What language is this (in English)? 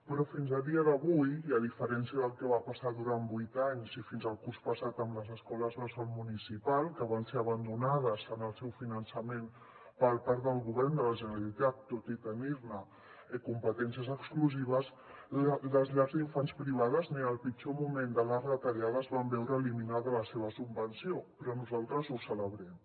Catalan